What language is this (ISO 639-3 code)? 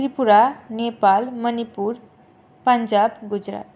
san